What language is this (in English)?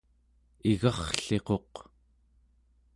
Central Yupik